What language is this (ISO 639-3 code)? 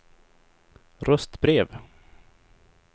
swe